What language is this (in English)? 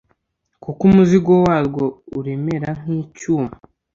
Kinyarwanda